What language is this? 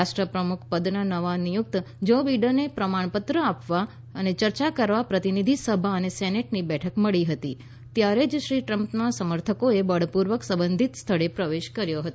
Gujarati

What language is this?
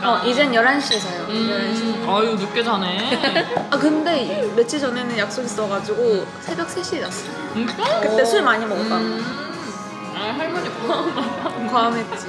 Korean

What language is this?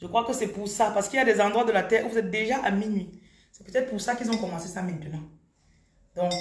French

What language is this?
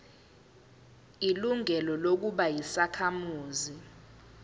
Zulu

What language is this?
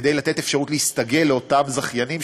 Hebrew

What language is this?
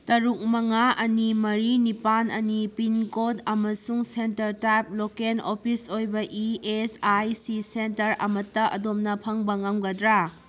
Manipuri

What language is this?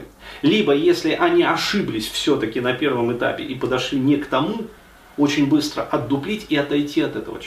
Russian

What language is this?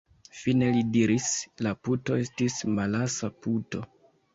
Esperanto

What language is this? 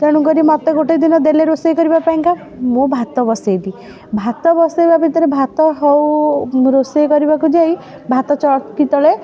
Odia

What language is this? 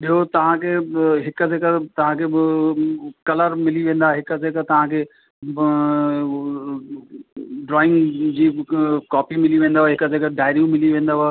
Sindhi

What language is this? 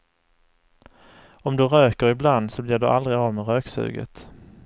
Swedish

